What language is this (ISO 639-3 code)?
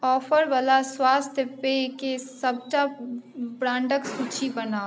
mai